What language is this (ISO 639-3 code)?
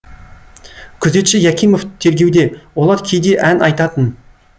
kaz